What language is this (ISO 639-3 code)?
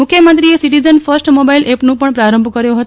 guj